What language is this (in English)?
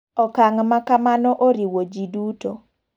Luo (Kenya and Tanzania)